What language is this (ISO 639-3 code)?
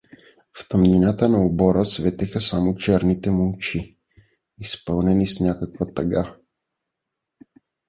bul